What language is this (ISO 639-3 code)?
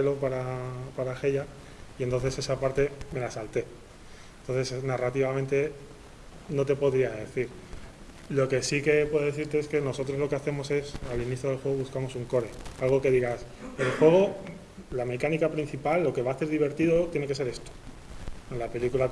spa